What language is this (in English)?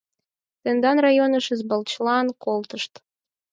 Mari